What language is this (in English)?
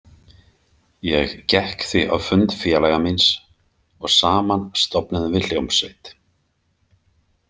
Icelandic